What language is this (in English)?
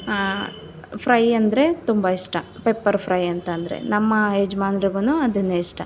Kannada